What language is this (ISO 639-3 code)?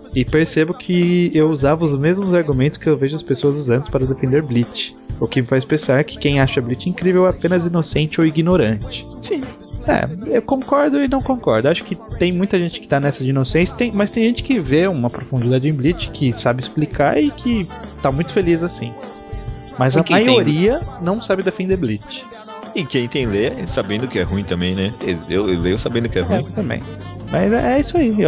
por